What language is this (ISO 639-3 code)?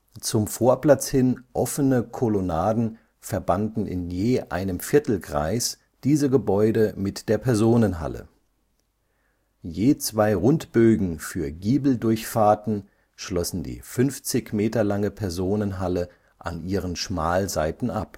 deu